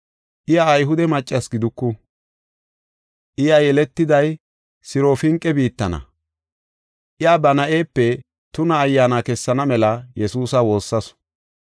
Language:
Gofa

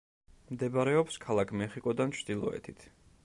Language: Georgian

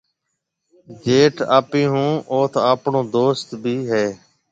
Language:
Marwari (Pakistan)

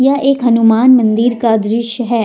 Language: Hindi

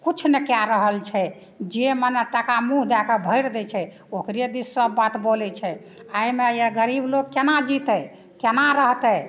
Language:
Maithili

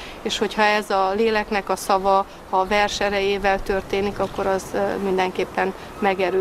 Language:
Hungarian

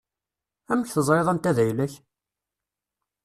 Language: Kabyle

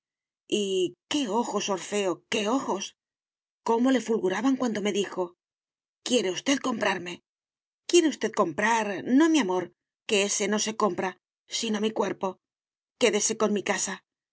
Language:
Spanish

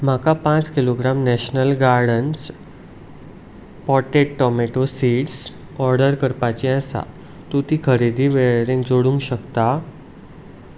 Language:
Konkani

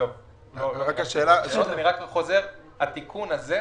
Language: Hebrew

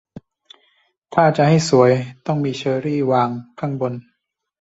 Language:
Thai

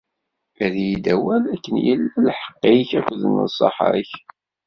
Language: Kabyle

